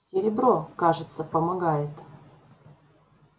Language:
Russian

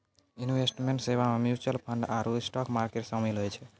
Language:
Maithili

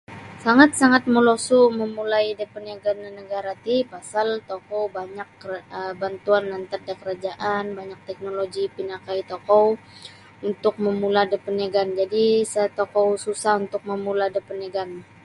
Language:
Sabah Bisaya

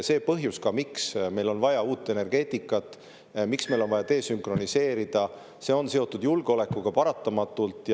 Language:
Estonian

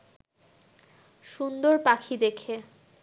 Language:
Bangla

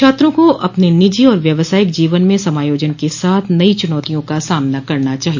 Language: Hindi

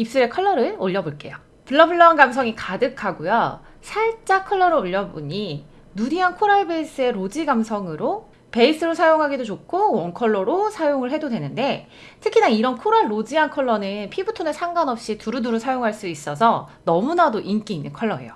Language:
Korean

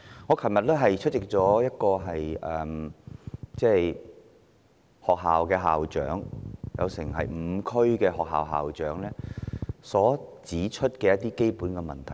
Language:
Cantonese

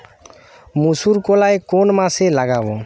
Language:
Bangla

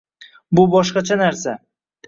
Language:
Uzbek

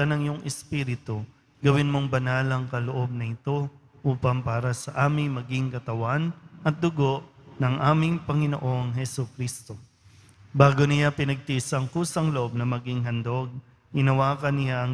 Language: Filipino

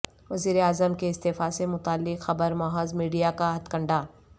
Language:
Urdu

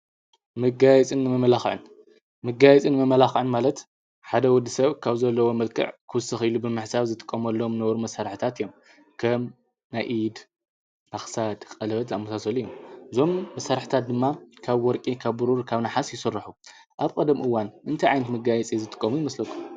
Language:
Tigrinya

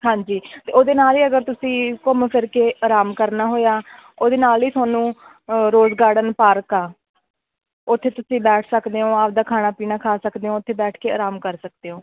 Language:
Punjabi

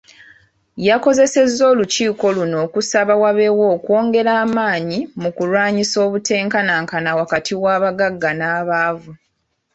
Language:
Ganda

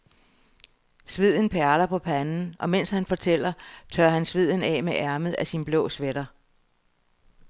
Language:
Danish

